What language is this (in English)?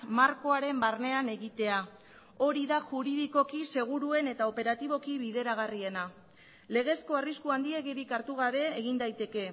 Basque